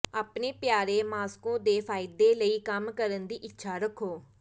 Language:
Punjabi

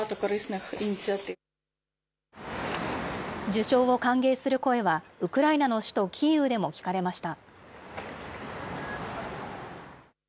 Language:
Japanese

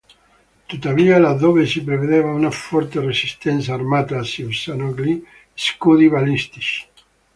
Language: Italian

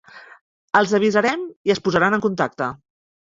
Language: Catalan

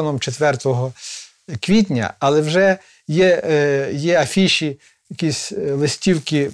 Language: Ukrainian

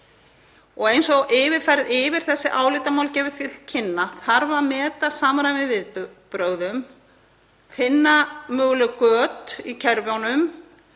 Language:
Icelandic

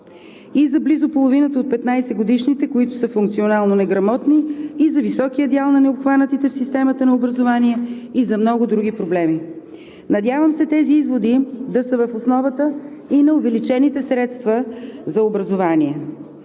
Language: Bulgarian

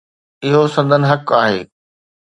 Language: Sindhi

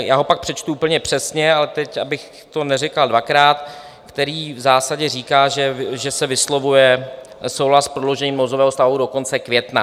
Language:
Czech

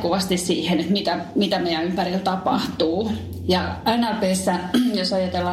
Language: Finnish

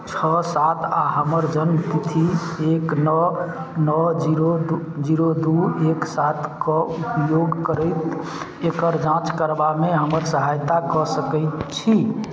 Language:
Maithili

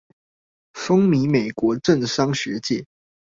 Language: Chinese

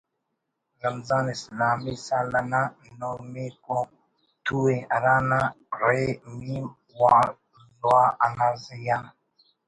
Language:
Brahui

